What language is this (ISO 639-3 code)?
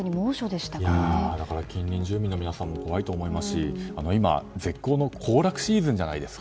jpn